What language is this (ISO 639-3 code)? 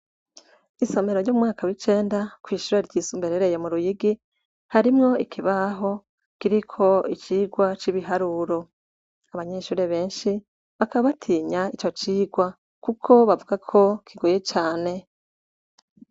run